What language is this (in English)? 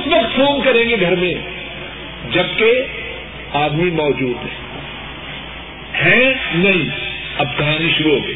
Urdu